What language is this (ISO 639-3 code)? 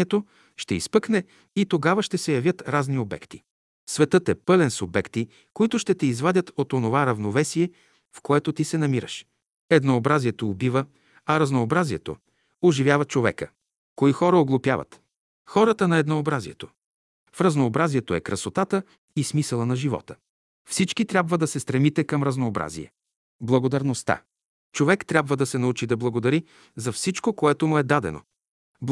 bul